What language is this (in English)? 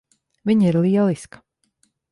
Latvian